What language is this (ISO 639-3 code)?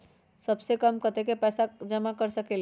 mag